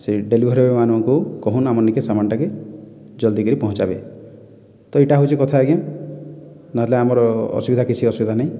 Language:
Odia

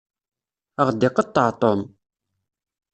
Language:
Kabyle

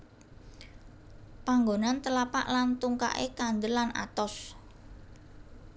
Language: Javanese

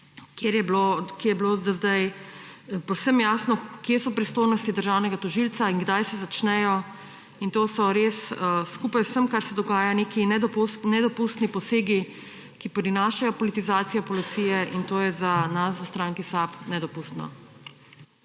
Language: Slovenian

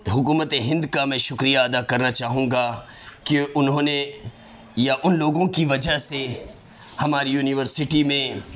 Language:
Urdu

